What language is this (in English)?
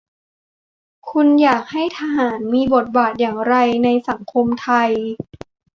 Thai